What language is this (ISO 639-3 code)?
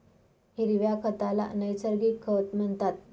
mar